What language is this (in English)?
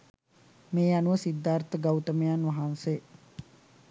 Sinhala